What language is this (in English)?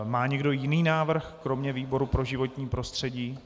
Czech